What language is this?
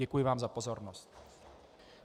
Czech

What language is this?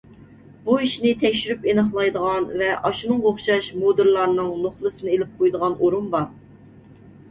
Uyghur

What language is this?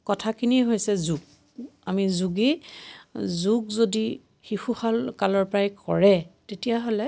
Assamese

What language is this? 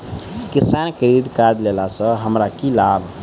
Maithili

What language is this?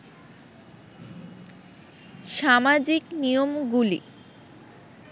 Bangla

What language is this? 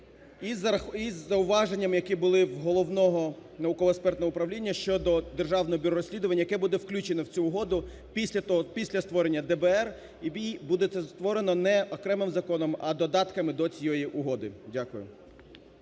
Ukrainian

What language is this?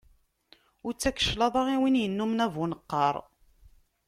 Kabyle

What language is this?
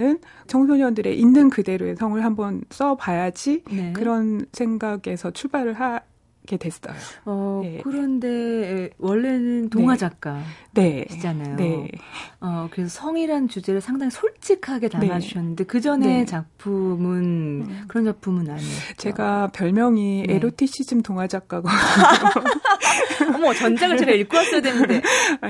Korean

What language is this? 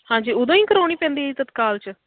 Punjabi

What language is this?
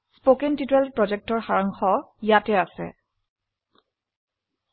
Assamese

